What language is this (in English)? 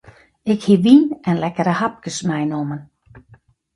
Western Frisian